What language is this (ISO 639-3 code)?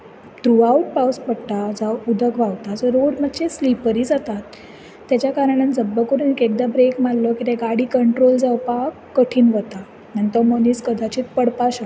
kok